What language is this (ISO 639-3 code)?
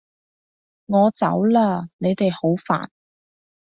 yue